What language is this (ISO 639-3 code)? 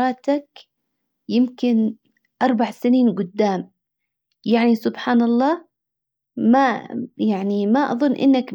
acw